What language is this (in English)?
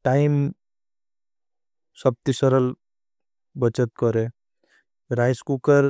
Bhili